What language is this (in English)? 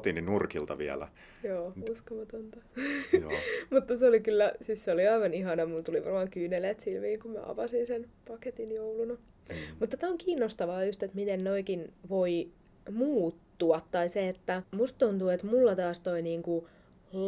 Finnish